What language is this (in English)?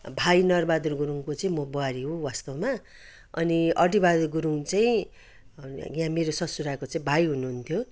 Nepali